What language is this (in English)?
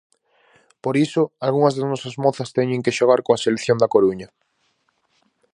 Galician